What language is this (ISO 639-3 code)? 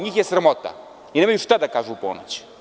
srp